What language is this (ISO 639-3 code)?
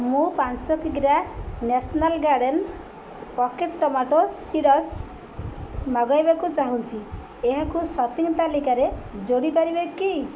ori